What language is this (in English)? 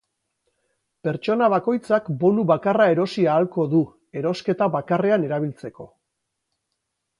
Basque